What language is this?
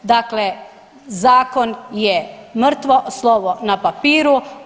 Croatian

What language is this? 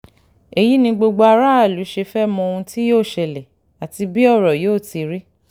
Yoruba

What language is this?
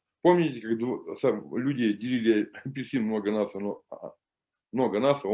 Russian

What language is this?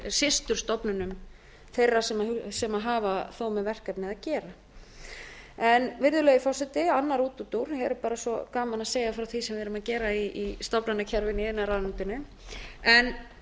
Icelandic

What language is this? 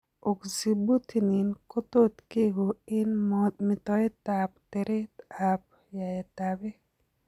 Kalenjin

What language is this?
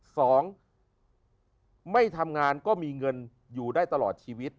Thai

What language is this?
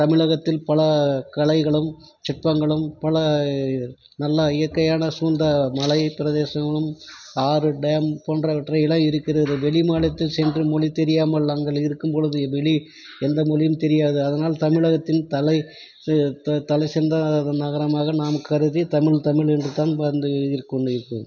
Tamil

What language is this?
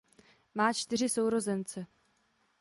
Czech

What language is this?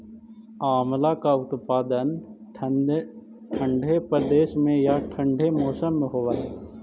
Magahi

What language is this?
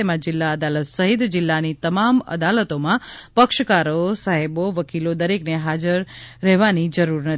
Gujarati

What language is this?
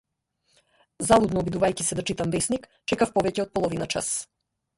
Macedonian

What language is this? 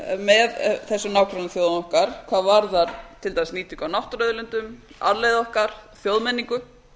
Icelandic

